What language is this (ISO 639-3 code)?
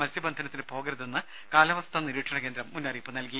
mal